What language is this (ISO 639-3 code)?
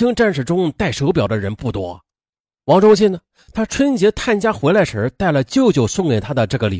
zho